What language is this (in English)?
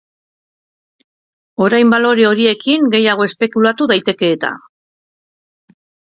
Basque